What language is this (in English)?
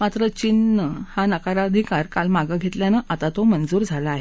Marathi